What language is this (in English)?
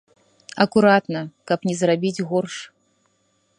Belarusian